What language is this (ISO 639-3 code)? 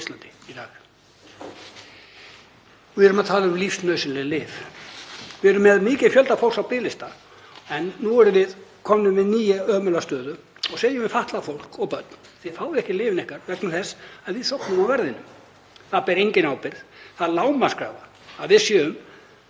isl